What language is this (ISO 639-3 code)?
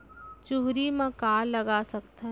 hne